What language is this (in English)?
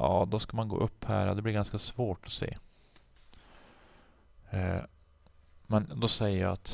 Swedish